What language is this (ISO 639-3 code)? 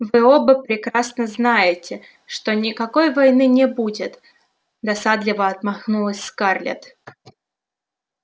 rus